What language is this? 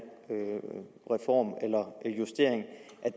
Danish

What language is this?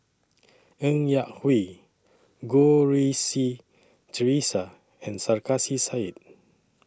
English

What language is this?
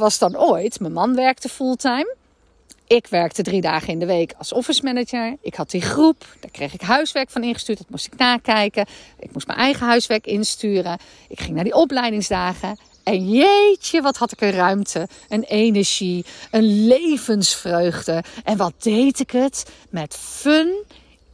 Dutch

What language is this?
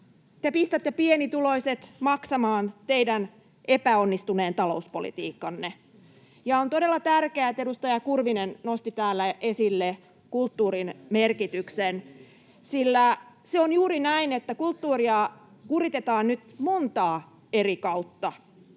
Finnish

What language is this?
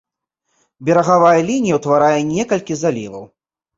Belarusian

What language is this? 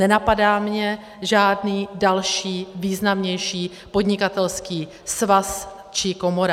Czech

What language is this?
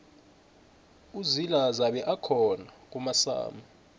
South Ndebele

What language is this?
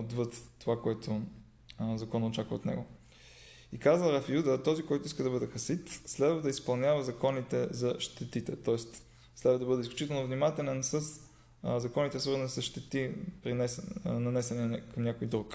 Bulgarian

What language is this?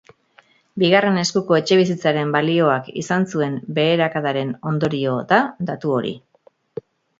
Basque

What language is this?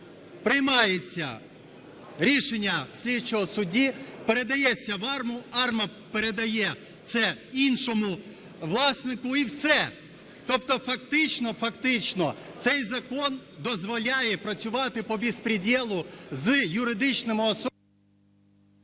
Ukrainian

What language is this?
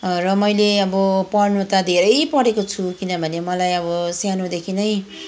Nepali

